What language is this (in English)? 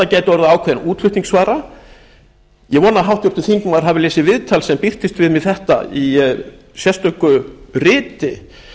Icelandic